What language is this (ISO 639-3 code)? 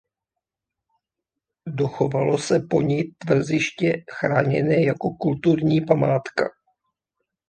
ces